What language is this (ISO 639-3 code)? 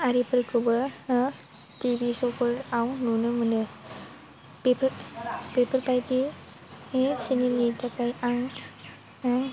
brx